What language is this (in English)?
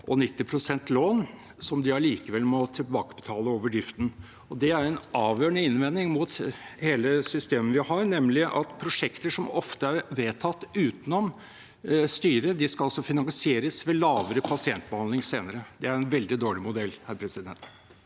Norwegian